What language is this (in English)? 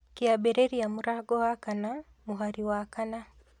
Kikuyu